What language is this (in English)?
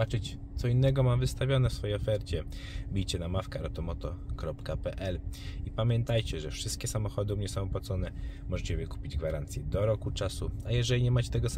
Polish